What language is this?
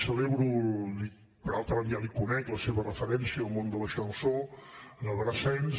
Catalan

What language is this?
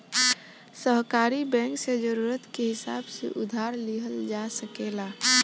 Bhojpuri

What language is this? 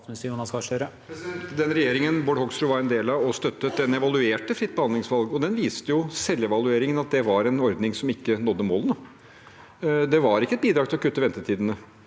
Norwegian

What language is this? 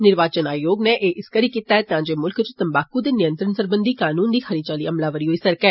Dogri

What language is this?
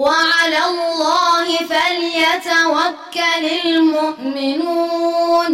Arabic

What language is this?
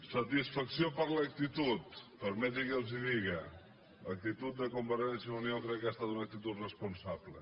Catalan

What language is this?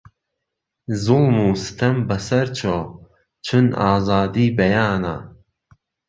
Central Kurdish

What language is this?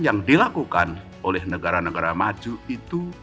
Indonesian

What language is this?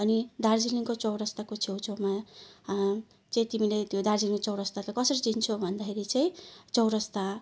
Nepali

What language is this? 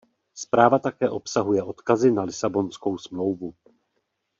Czech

